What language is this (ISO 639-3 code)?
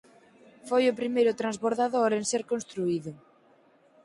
glg